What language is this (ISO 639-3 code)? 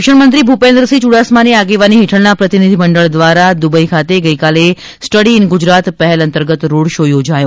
guj